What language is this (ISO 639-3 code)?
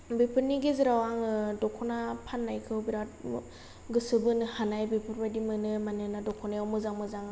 brx